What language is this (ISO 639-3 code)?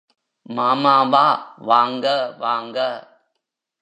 tam